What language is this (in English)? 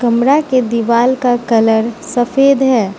Hindi